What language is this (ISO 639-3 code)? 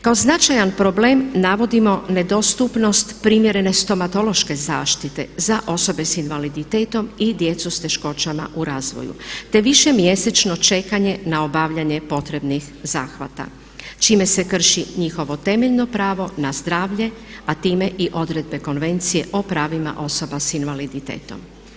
hrv